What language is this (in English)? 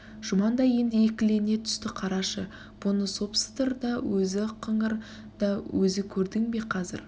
Kazakh